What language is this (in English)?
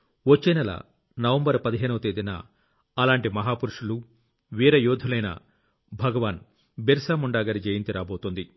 Telugu